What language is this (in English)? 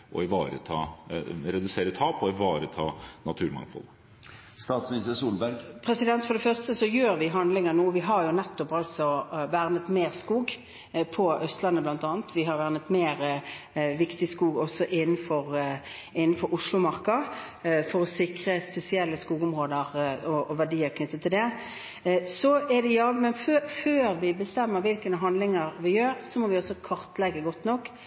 Norwegian Bokmål